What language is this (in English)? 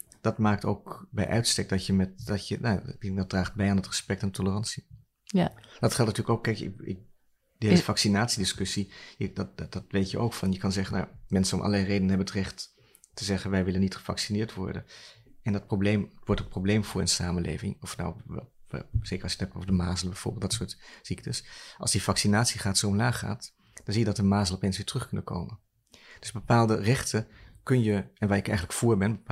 Dutch